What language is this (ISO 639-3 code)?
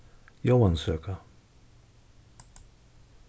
fao